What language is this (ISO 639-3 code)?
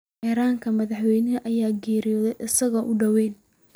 som